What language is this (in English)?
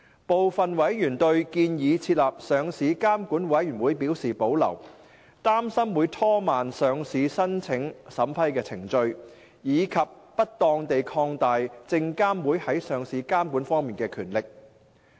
Cantonese